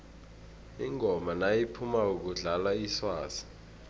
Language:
South Ndebele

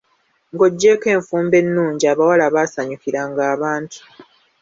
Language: Ganda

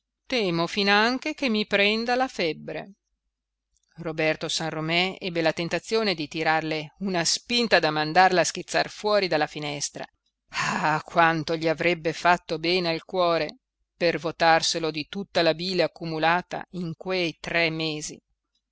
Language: Italian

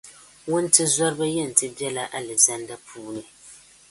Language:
Dagbani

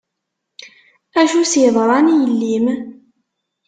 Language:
Kabyle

